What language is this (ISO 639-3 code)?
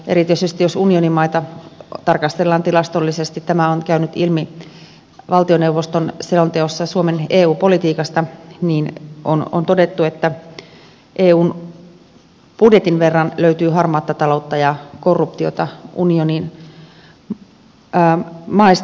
fin